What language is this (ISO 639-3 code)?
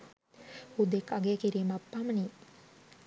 sin